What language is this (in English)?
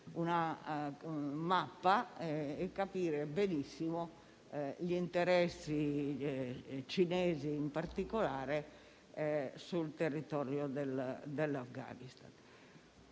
Italian